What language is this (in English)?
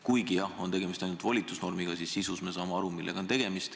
Estonian